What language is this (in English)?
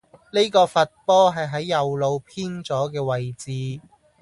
Cantonese